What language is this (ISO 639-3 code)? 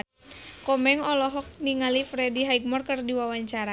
sun